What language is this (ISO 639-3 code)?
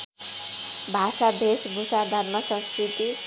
nep